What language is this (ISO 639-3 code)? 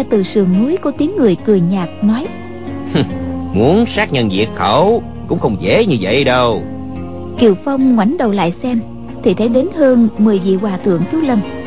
vie